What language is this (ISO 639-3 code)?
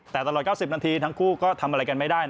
tha